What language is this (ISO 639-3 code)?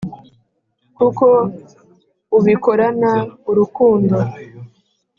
kin